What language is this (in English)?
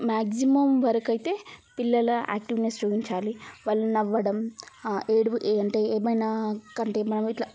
Telugu